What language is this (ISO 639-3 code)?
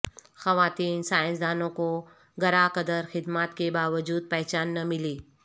urd